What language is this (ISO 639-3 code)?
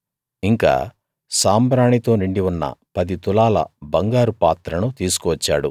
tel